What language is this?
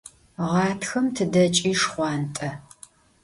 Adyghe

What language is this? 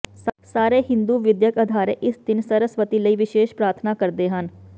Punjabi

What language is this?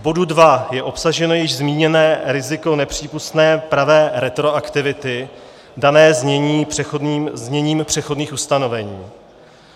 Czech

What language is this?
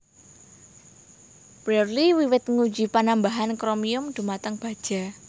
Javanese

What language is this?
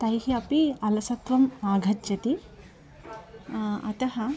Sanskrit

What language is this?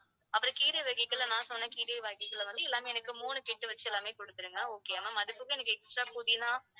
Tamil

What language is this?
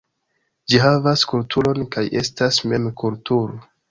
Esperanto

